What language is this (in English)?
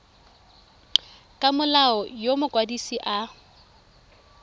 Tswana